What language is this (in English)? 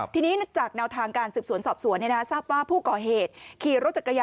Thai